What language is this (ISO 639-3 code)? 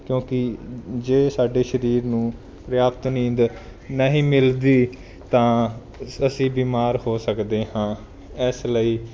pan